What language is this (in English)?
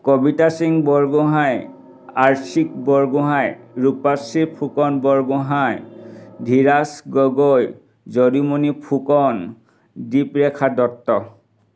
Assamese